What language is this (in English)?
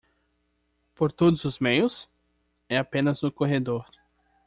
Portuguese